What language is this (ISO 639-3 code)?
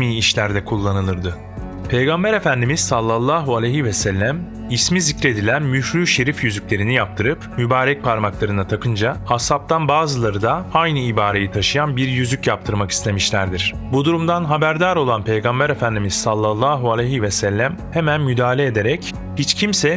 tur